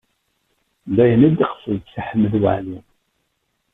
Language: Kabyle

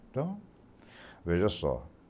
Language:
Portuguese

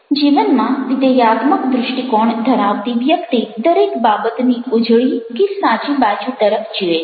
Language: Gujarati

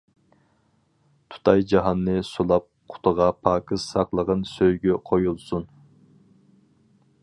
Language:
Uyghur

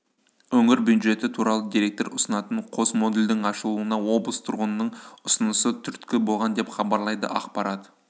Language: Kazakh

